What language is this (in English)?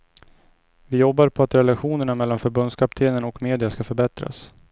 Swedish